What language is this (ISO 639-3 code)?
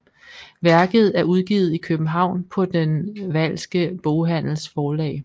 dan